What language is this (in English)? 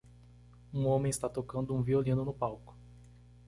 Portuguese